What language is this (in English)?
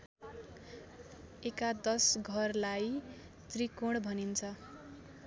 Nepali